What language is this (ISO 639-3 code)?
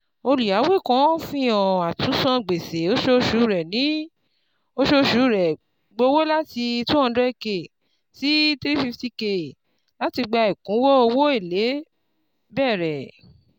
yor